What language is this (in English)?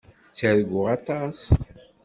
Kabyle